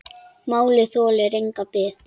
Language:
Icelandic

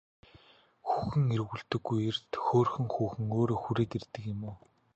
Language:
Mongolian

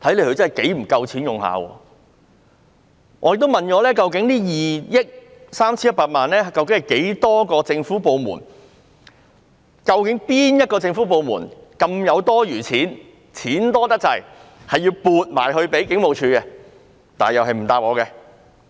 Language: Cantonese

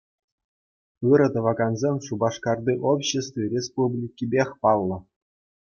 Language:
Chuvash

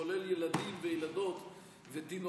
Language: Hebrew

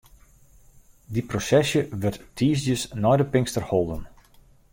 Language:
Western Frisian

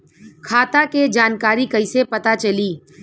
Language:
Bhojpuri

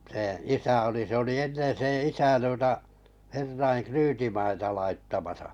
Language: Finnish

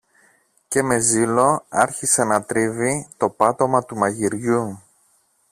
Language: Greek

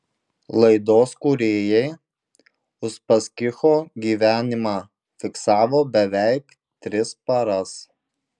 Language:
Lithuanian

